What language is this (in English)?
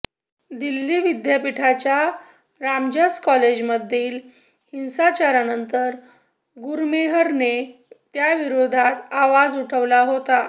Marathi